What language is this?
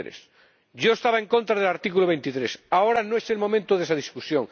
Spanish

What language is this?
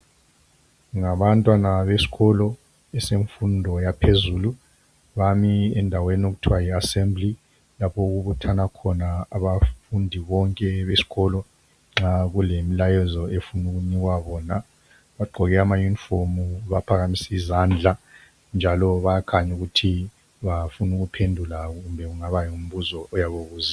North Ndebele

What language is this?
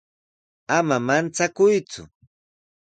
Sihuas Ancash Quechua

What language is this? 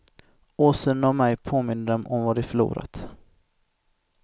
Swedish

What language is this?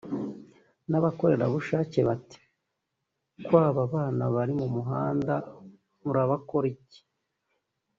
Kinyarwanda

